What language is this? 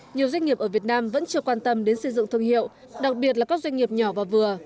Vietnamese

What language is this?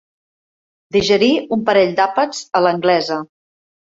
Catalan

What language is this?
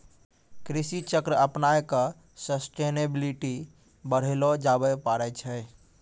Maithili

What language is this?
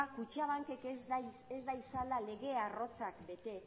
Basque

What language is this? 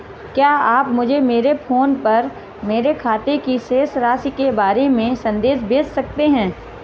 Hindi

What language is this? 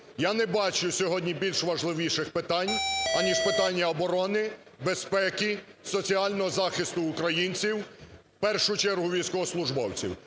Ukrainian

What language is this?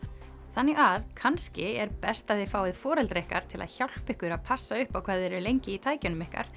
Icelandic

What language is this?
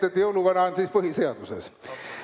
Estonian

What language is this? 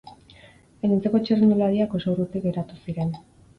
Basque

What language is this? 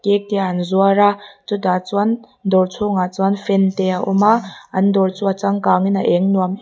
Mizo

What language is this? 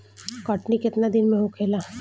Bhojpuri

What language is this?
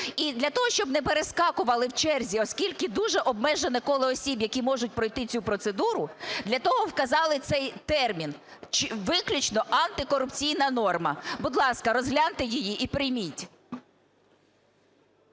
Ukrainian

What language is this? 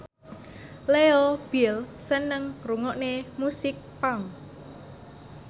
Javanese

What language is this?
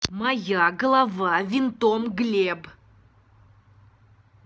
Russian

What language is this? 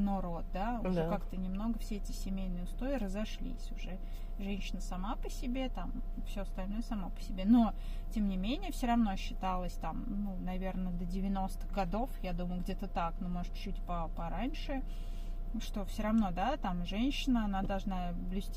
Russian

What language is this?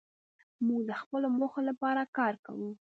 Pashto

